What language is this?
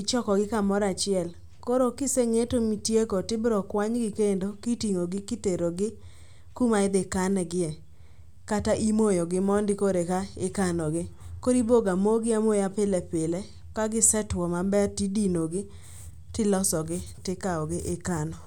Luo (Kenya and Tanzania)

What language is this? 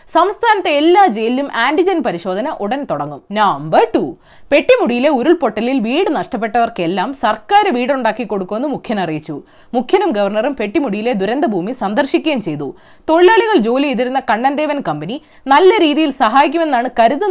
Malayalam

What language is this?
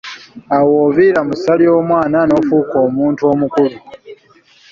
Ganda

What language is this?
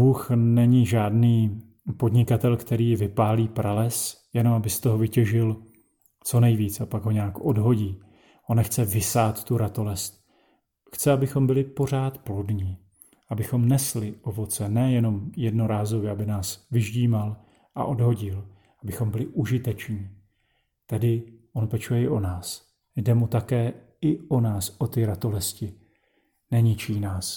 Czech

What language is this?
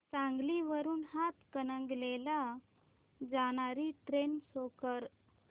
Marathi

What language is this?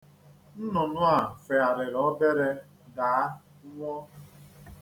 Igbo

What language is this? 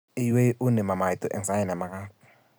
Kalenjin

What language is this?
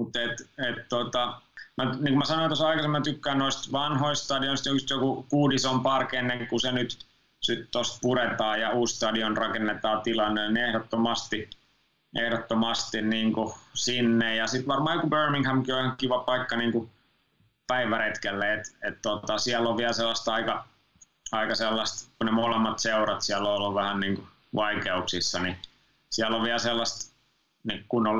Finnish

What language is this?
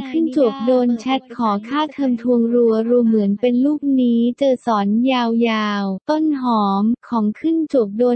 Thai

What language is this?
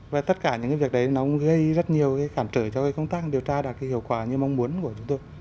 Vietnamese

